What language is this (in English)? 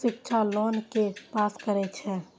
Maithili